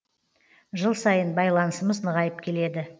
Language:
Kazakh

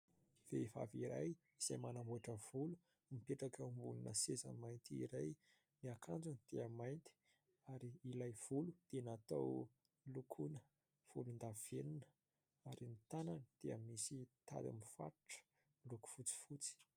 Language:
Malagasy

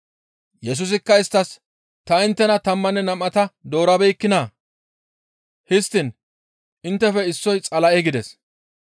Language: Gamo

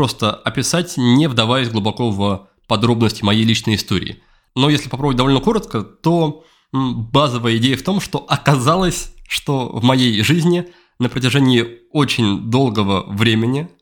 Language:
Russian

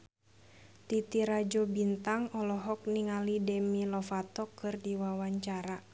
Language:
Sundanese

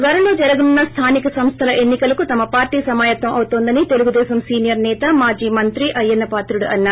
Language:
Telugu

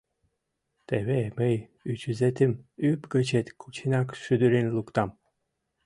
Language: Mari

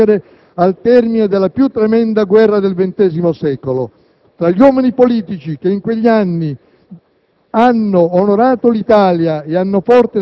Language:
Italian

